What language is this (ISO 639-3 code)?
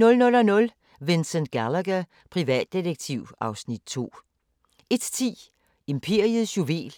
dan